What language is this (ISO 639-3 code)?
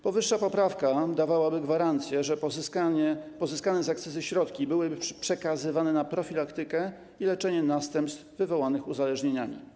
pol